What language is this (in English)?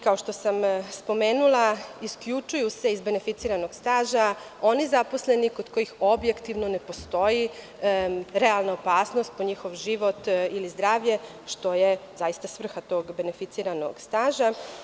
Serbian